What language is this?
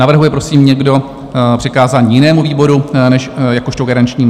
Czech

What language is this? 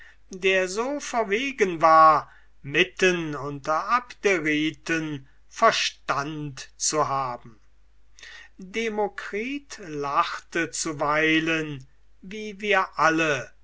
German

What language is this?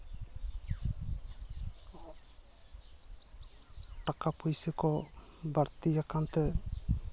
Santali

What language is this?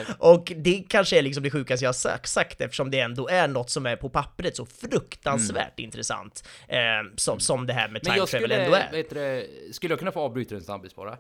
Swedish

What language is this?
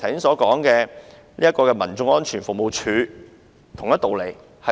Cantonese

